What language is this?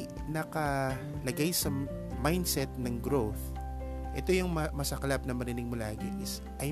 Filipino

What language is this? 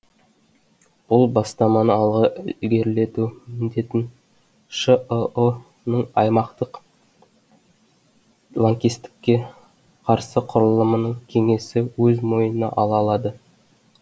Kazakh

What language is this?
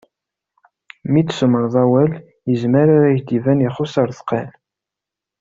Kabyle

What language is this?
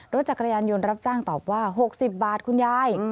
Thai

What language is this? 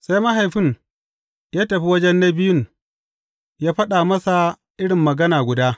Hausa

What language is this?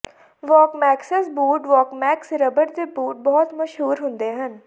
Punjabi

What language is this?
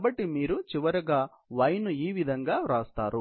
Telugu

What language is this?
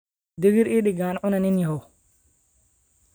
Somali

